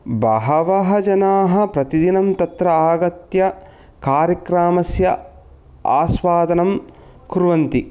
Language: Sanskrit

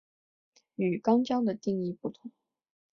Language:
Chinese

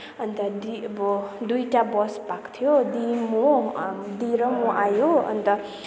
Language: Nepali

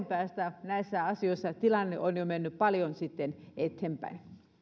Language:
Finnish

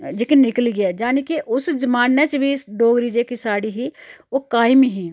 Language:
Dogri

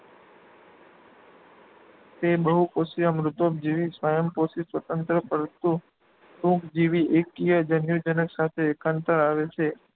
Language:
Gujarati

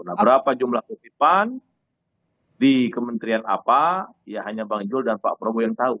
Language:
Indonesian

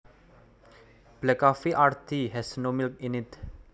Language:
Javanese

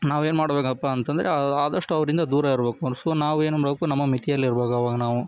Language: Kannada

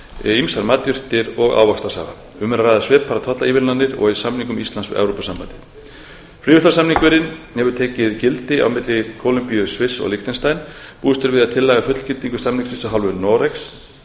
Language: Icelandic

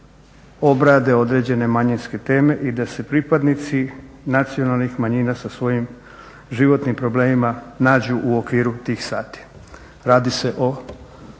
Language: Croatian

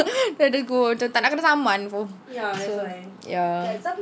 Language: English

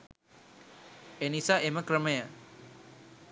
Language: Sinhala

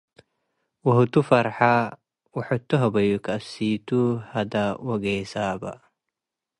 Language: Tigre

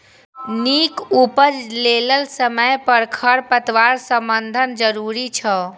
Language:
Maithili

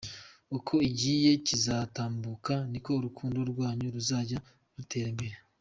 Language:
Kinyarwanda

